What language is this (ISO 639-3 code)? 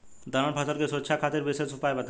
bho